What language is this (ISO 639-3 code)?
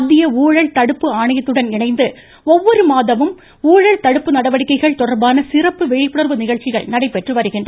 tam